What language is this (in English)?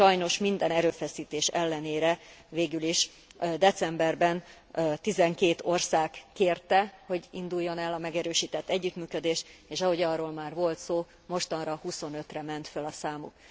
Hungarian